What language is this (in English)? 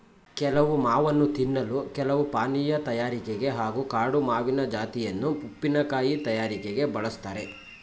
Kannada